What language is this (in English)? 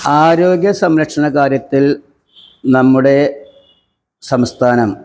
Malayalam